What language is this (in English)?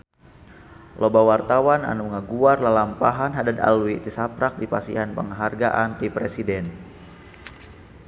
Sundanese